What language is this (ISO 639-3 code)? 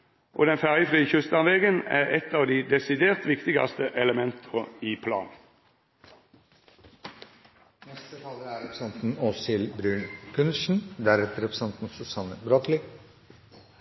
nor